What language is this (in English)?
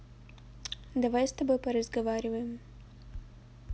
Russian